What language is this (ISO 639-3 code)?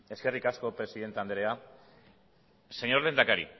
eus